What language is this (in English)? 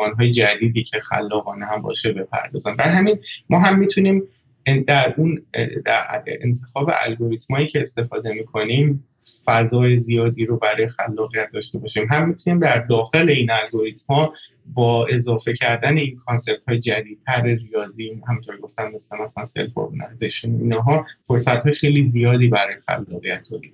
Persian